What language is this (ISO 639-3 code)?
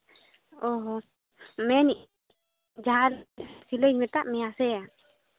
sat